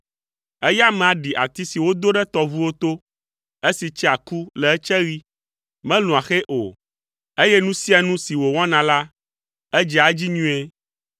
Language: Ewe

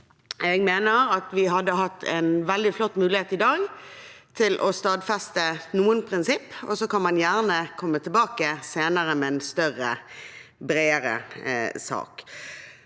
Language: Norwegian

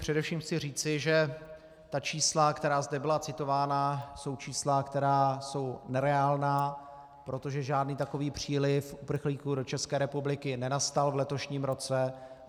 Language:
Czech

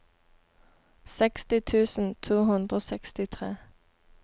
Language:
Norwegian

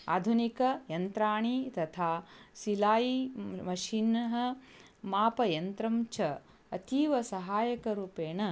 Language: Sanskrit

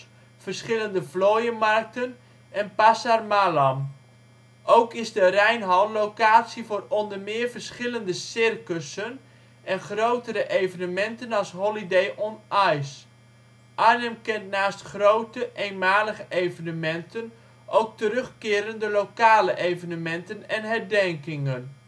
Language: Dutch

